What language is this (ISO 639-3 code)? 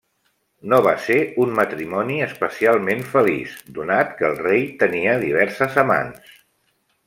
cat